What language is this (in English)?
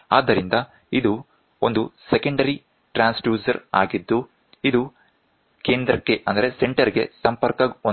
Kannada